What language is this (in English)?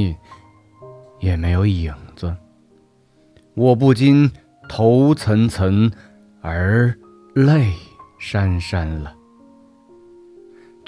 Chinese